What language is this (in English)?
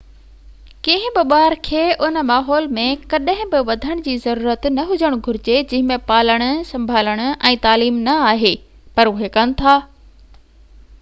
Sindhi